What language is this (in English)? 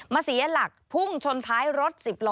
Thai